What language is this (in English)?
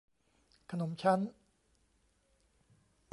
Thai